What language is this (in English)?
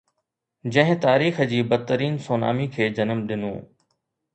Sindhi